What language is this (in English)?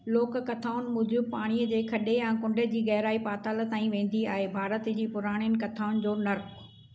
Sindhi